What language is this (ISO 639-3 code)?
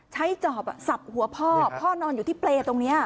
tha